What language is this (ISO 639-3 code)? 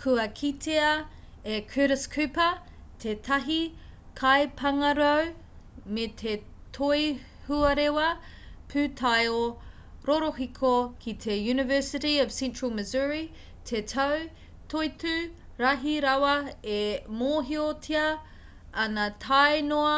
mri